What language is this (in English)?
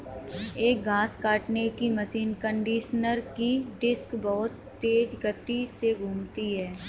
Hindi